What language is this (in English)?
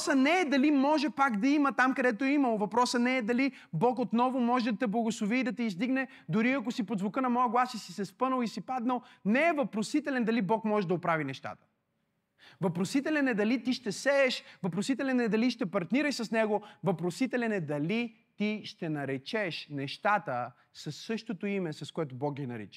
Bulgarian